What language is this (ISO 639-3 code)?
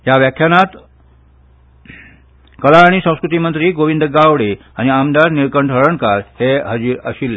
kok